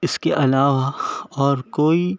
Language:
Urdu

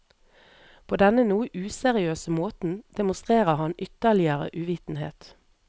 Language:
Norwegian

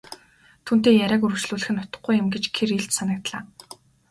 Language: Mongolian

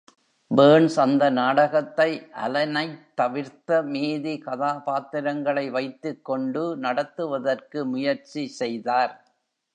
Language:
Tamil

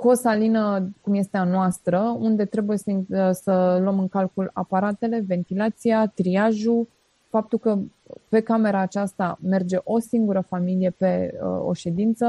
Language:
Romanian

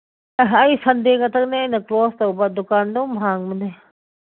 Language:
Manipuri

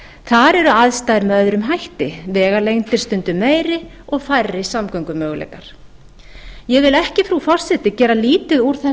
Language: Icelandic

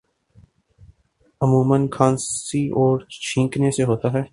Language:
Urdu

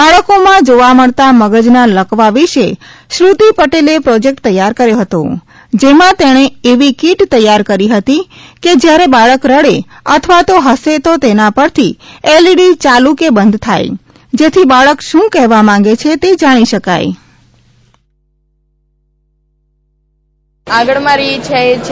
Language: Gujarati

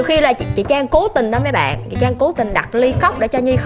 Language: Vietnamese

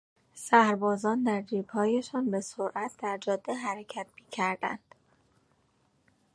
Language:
Persian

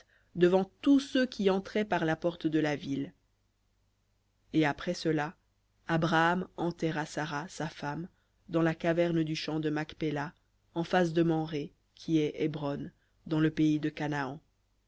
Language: French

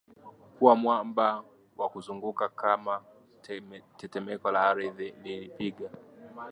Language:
Swahili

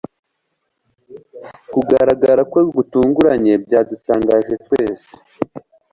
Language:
Kinyarwanda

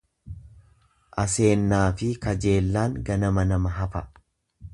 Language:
Oromo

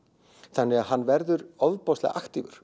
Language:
Icelandic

